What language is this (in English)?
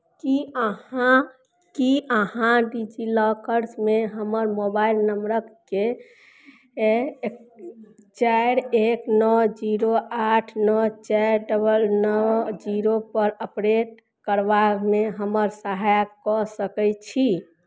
Maithili